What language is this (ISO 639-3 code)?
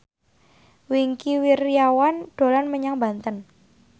jav